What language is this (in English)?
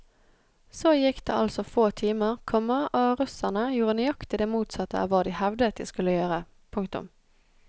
Norwegian